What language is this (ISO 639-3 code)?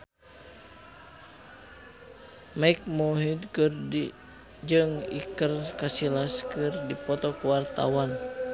sun